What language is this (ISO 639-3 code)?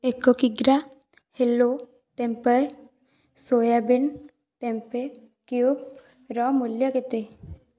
ori